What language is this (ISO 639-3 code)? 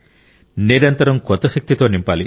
tel